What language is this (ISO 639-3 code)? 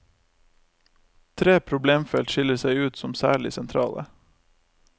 nor